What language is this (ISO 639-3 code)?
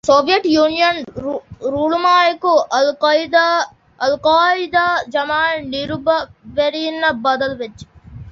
div